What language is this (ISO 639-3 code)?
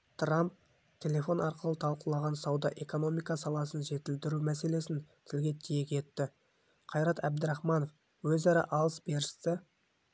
kaz